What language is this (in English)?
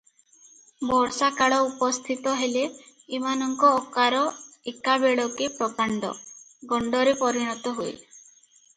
Odia